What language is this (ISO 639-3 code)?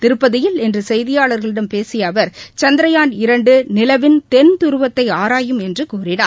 tam